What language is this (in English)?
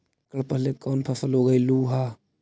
Magahi